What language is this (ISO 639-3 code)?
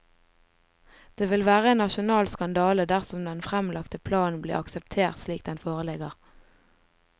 nor